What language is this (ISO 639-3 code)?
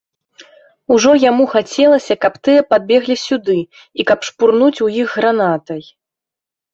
bel